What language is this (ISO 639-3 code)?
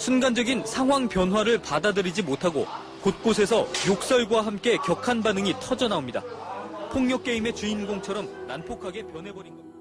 kor